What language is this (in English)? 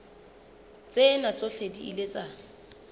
Southern Sotho